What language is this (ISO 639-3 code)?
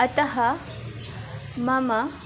san